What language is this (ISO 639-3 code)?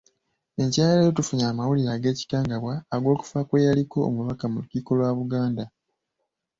lug